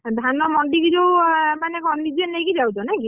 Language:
Odia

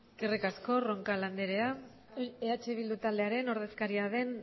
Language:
Basque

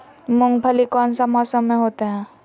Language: Magahi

